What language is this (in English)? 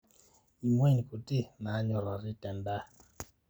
Masai